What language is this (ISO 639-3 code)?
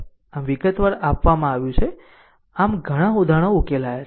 guj